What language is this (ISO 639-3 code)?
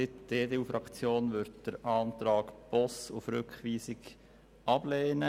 gsw